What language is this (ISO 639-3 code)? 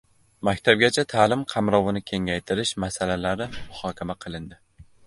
uzb